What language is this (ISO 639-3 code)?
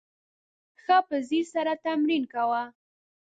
pus